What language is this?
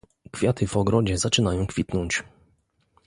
Polish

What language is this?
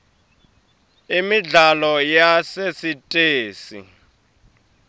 Swati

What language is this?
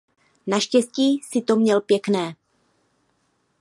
Czech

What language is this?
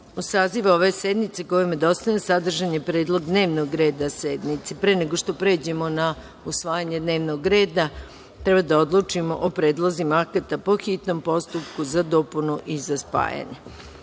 Serbian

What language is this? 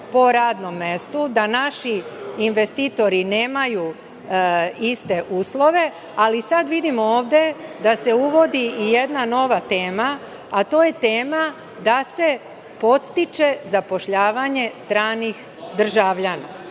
Serbian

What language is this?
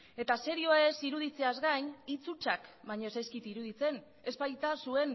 Basque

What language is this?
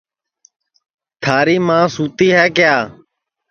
Sansi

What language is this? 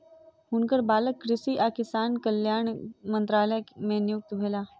Maithili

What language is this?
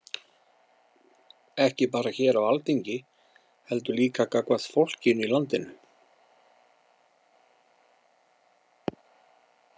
Icelandic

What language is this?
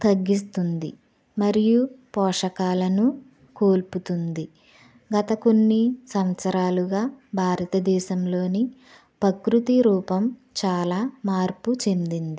Telugu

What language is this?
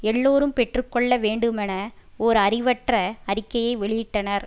Tamil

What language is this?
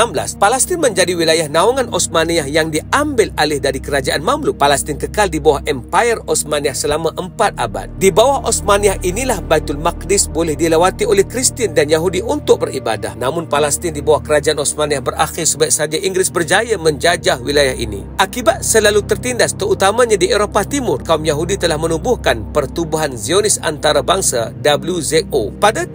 Malay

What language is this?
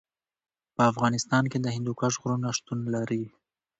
Pashto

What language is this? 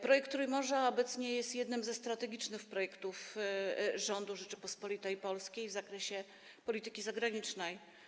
Polish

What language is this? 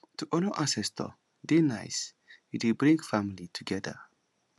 Nigerian Pidgin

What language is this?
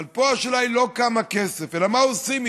Hebrew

